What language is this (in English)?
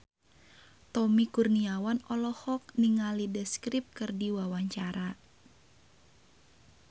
Sundanese